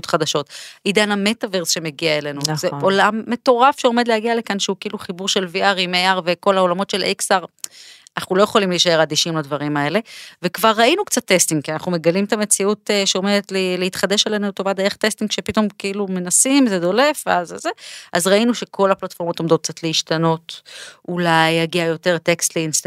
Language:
Hebrew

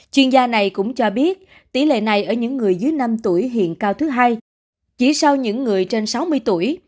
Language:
Vietnamese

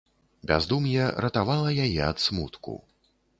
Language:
Belarusian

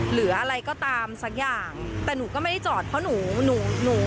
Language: Thai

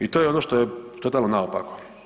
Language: Croatian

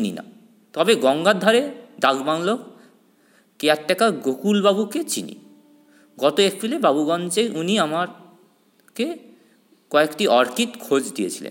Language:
Bangla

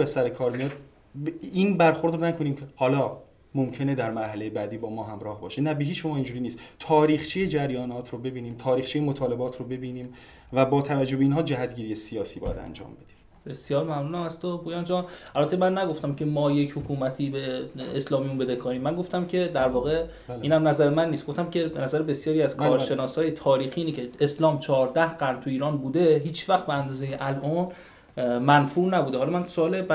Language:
Persian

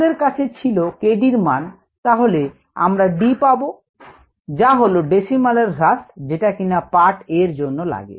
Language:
Bangla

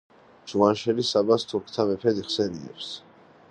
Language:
Georgian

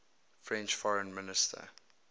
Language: English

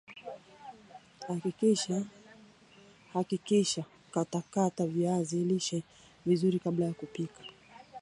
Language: Swahili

